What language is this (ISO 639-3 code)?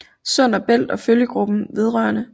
dan